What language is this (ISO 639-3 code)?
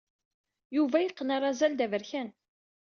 kab